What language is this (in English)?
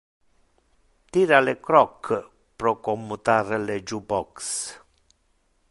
Interlingua